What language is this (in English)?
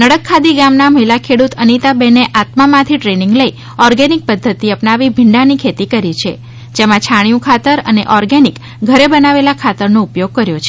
Gujarati